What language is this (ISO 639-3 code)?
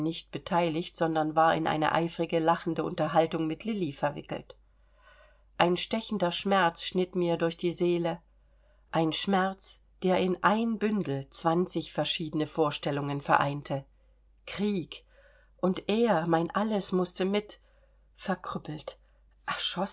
deu